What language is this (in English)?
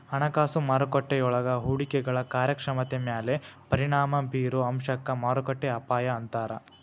Kannada